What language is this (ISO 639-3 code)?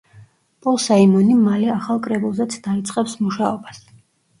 kat